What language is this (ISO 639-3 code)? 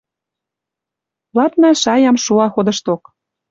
mrj